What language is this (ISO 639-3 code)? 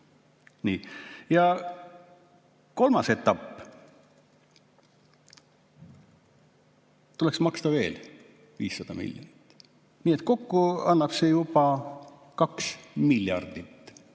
est